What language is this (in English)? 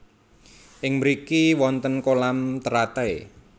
Javanese